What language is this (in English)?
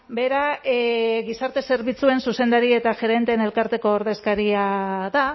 Basque